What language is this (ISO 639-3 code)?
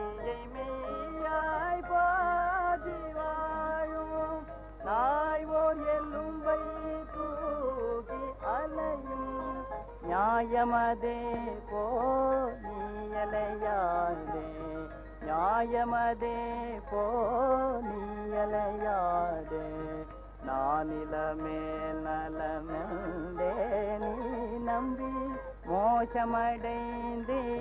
tam